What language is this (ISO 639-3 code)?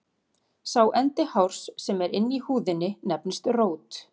isl